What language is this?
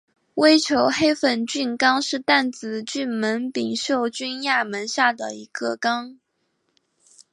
Chinese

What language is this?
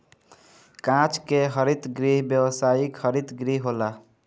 Bhojpuri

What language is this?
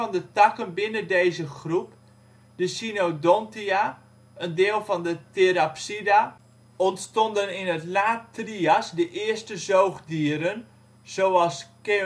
Dutch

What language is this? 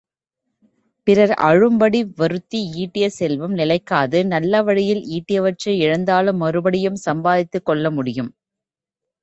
Tamil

